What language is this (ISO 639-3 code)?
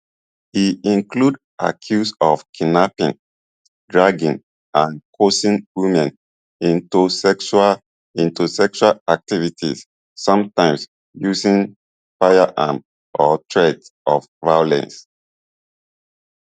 pcm